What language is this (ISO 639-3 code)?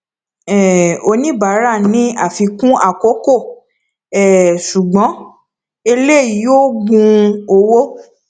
yor